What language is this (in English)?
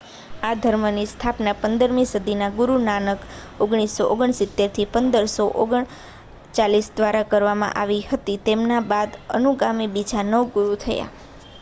Gujarati